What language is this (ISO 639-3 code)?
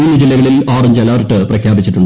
mal